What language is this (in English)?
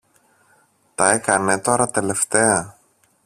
Greek